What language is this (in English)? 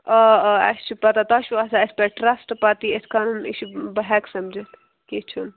Kashmiri